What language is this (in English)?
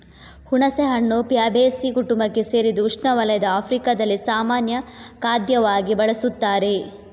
Kannada